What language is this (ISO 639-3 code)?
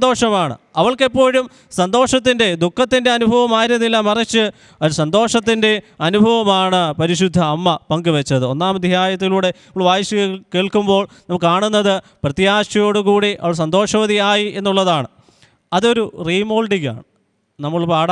mal